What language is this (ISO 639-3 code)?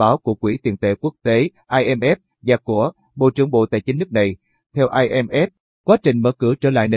vie